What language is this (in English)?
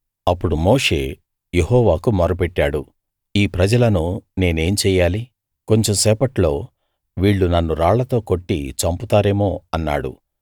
Telugu